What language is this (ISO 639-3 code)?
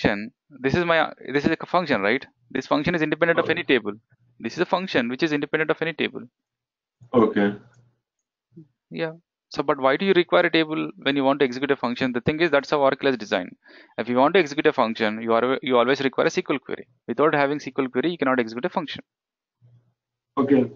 eng